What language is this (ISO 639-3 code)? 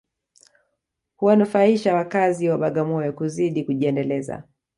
swa